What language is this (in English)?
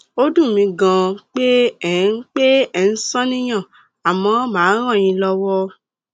Yoruba